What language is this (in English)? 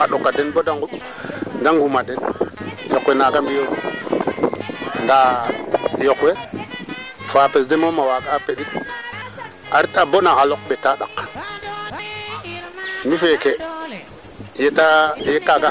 Serer